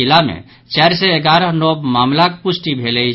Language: Maithili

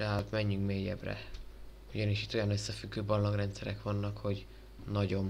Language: Hungarian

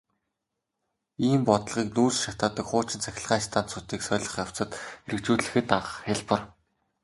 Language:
Mongolian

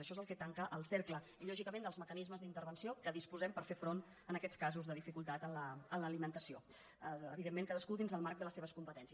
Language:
Catalan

